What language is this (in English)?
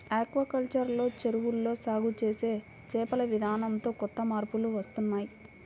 Telugu